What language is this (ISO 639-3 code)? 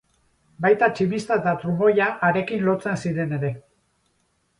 eus